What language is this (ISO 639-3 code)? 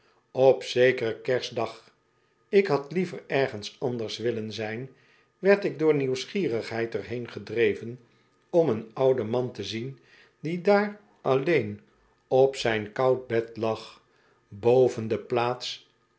nld